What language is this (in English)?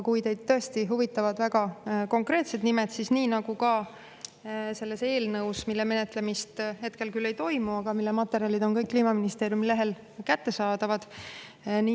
Estonian